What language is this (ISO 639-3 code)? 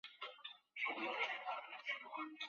zho